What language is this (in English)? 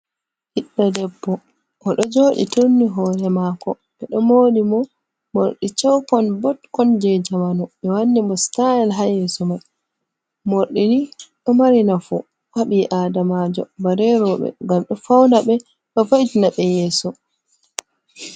Fula